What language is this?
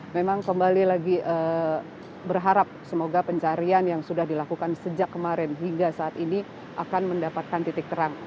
Indonesian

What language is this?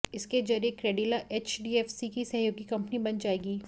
Hindi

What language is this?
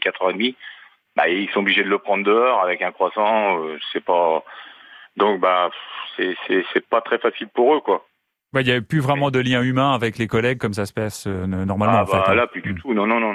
French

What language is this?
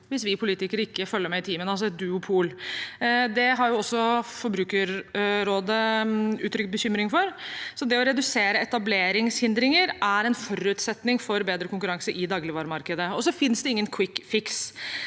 Norwegian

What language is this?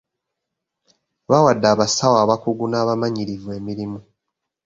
Ganda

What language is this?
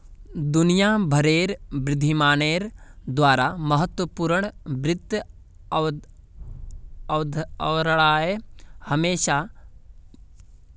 Magahi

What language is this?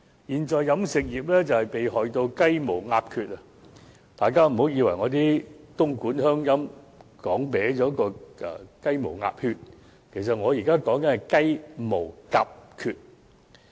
Cantonese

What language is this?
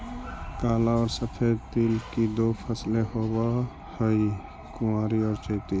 Magahi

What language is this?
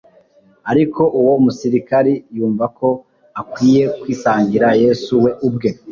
Kinyarwanda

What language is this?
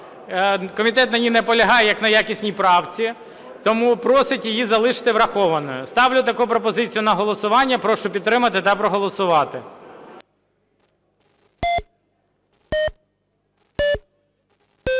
Ukrainian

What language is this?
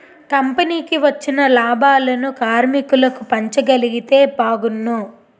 Telugu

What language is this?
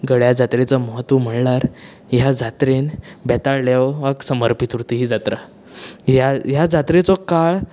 Konkani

